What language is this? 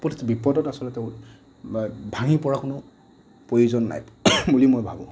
Assamese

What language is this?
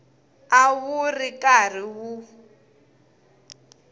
Tsonga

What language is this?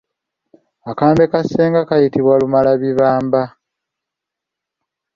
Ganda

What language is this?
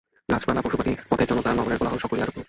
Bangla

